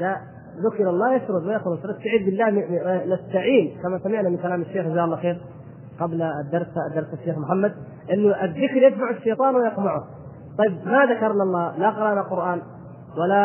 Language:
Arabic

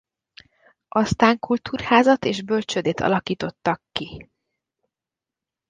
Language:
Hungarian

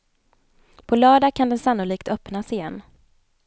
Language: Swedish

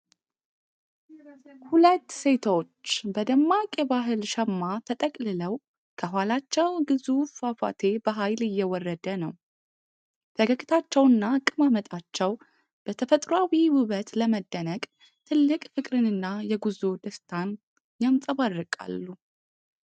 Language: Amharic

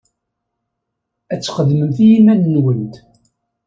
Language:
Kabyle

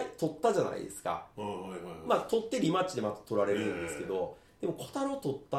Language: Japanese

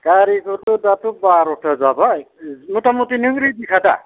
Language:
Bodo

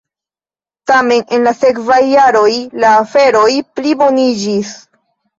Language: Esperanto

